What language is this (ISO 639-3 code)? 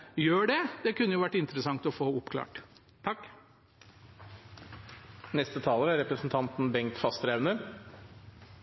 nob